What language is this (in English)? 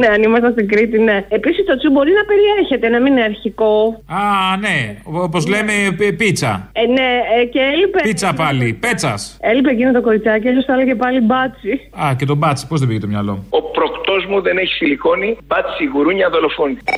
Greek